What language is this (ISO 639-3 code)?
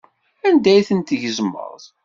kab